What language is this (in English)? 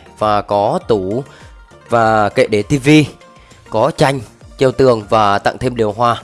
Vietnamese